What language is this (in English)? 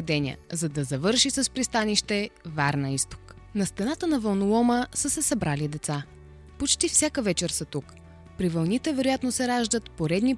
Bulgarian